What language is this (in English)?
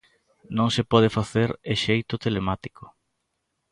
Galician